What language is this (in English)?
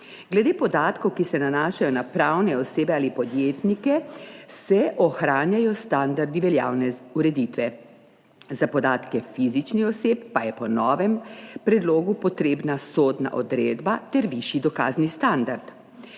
Slovenian